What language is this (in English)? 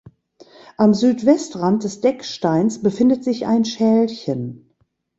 German